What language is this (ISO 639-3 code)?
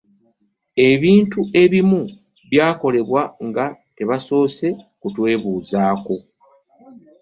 lug